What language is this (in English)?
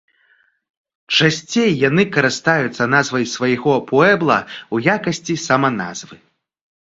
Belarusian